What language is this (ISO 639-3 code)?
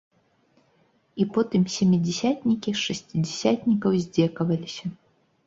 bel